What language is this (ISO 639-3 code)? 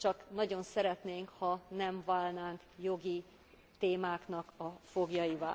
hun